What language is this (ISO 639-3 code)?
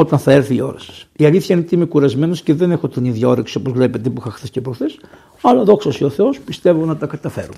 ell